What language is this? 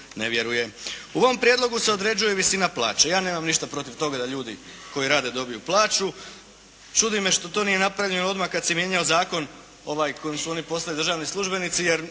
Croatian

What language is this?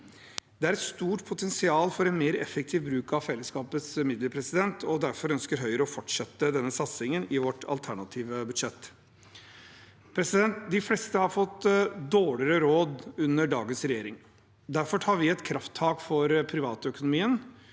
Norwegian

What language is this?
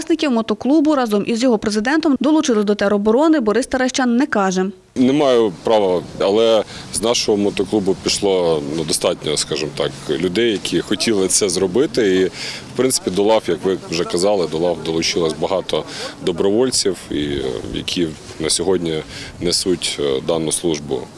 Ukrainian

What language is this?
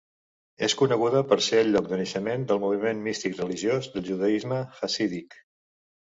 Catalan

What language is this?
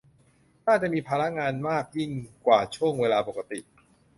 Thai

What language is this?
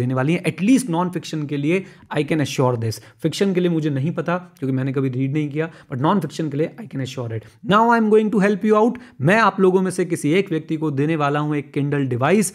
Hindi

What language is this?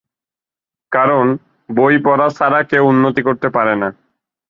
Bangla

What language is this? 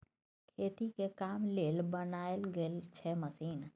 Maithili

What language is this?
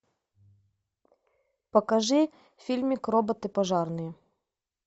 Russian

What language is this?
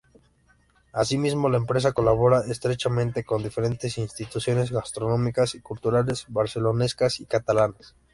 Spanish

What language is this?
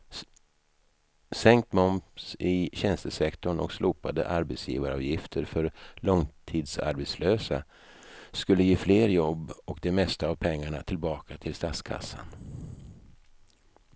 Swedish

